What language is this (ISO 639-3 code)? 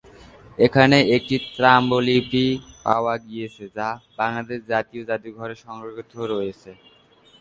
ben